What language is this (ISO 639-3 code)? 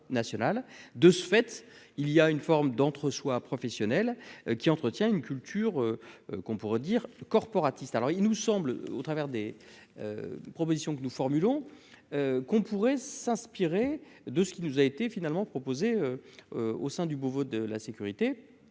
fra